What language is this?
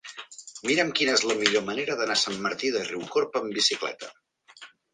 Catalan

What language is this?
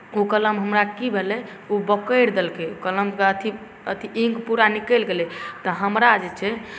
Maithili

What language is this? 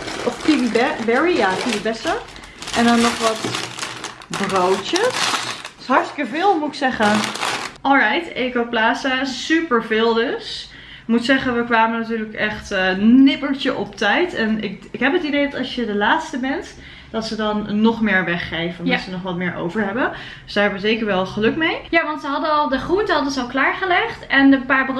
Dutch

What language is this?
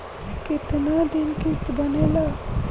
Bhojpuri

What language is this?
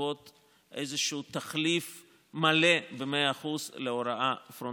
Hebrew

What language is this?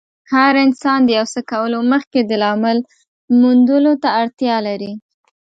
Pashto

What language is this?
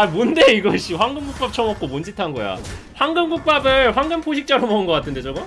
Korean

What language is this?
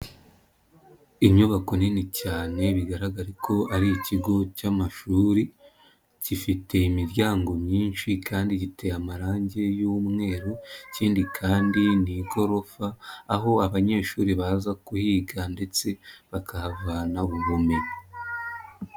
Kinyarwanda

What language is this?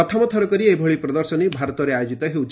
Odia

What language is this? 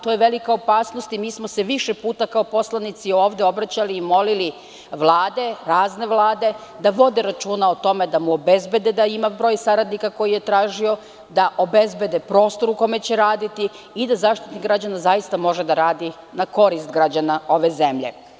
Serbian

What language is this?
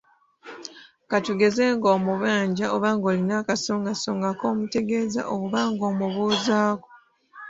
Ganda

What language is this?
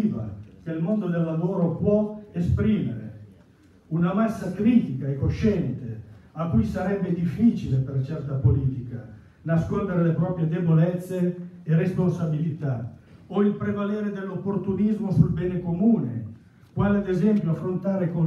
Italian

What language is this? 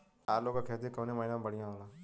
Bhojpuri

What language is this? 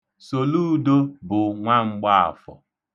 Igbo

